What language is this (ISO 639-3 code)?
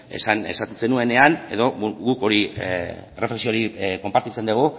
eus